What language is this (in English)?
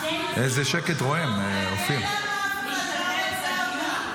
Hebrew